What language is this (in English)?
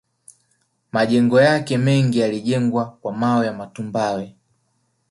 Swahili